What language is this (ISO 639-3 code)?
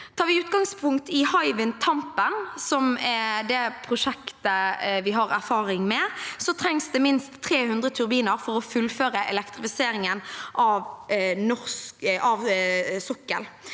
nor